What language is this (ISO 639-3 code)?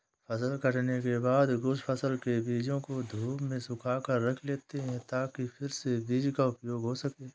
hin